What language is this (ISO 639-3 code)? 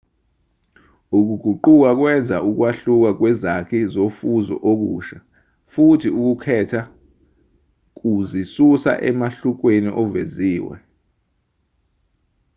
zul